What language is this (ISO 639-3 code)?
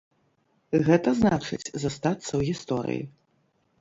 bel